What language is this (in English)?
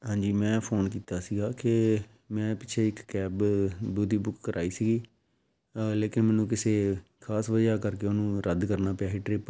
Punjabi